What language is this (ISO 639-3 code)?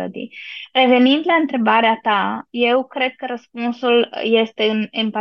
ron